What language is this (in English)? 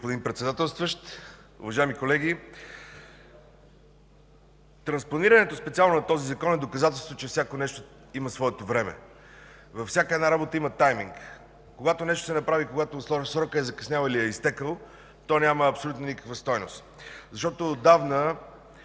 Bulgarian